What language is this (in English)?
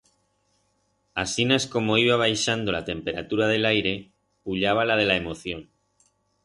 Aragonese